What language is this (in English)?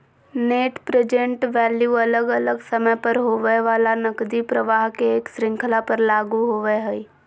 Magahi